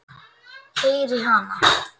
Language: Icelandic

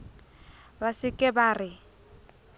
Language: Southern Sotho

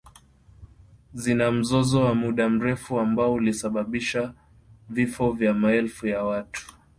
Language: Swahili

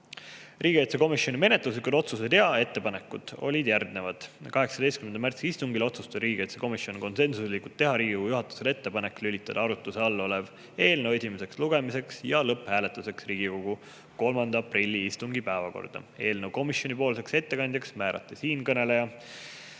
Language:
Estonian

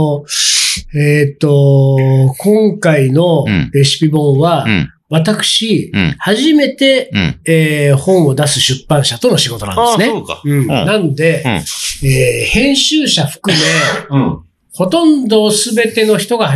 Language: Japanese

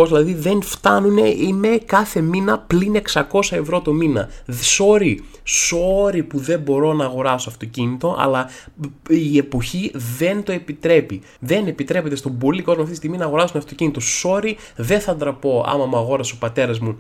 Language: Greek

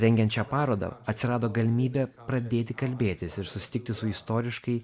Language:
Lithuanian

